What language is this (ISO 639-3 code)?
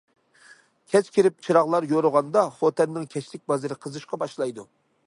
uig